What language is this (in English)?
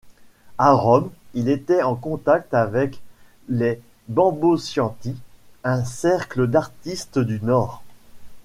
French